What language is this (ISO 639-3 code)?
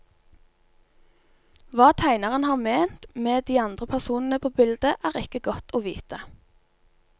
nor